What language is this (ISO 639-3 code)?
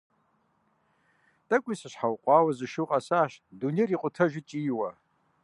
kbd